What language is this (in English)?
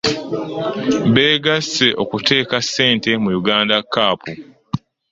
Ganda